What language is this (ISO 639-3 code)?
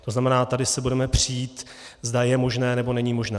ces